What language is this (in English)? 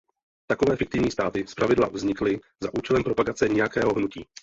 Czech